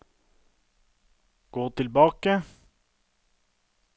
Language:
Norwegian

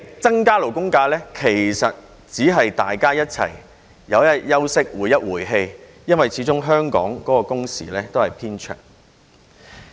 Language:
Cantonese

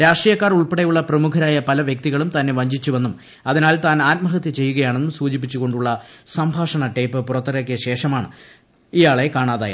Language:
Malayalam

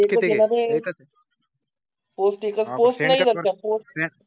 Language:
Marathi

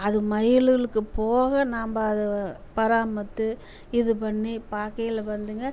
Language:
Tamil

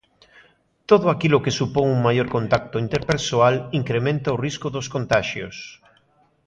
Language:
Galician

